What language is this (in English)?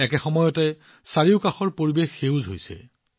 Assamese